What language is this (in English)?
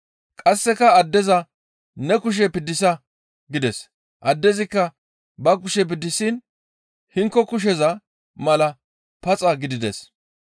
Gamo